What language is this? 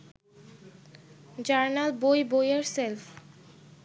Bangla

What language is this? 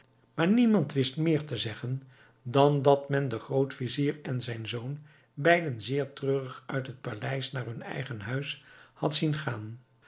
Dutch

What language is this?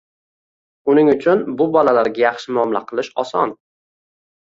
Uzbek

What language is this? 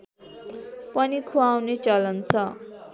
Nepali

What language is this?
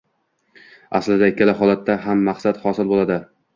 Uzbek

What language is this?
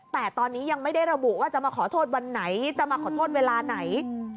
Thai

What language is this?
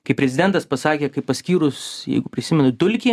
Lithuanian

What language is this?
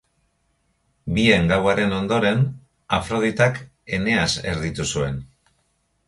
Basque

